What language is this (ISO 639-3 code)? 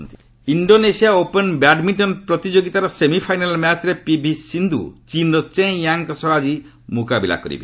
ori